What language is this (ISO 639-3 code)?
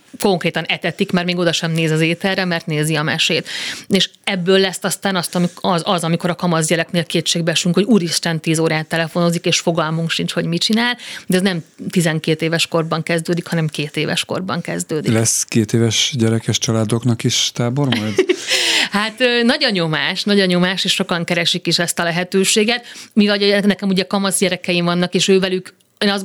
hun